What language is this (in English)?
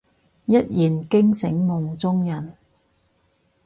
Cantonese